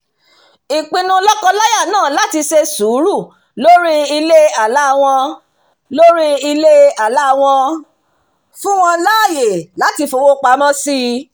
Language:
Yoruba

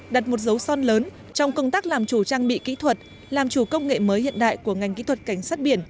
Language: Vietnamese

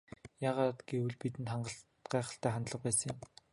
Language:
Mongolian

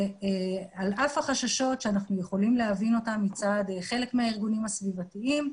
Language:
Hebrew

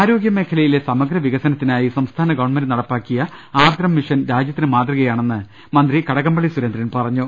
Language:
Malayalam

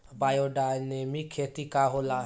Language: Bhojpuri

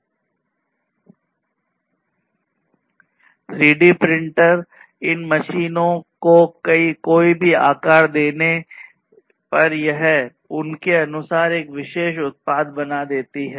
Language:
Hindi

